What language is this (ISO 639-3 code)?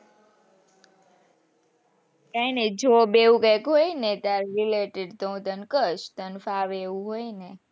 guj